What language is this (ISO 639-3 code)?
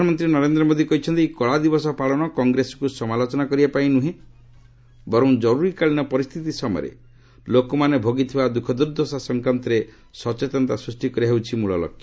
ori